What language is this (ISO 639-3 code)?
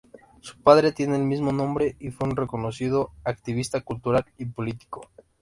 spa